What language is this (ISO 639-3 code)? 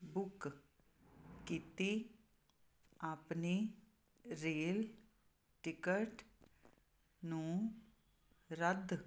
pan